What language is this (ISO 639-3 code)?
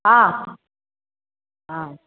mai